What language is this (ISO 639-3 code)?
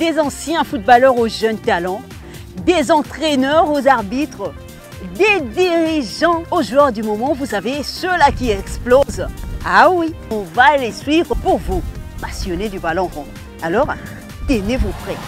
fra